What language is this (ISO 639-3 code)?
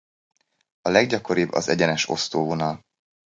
hun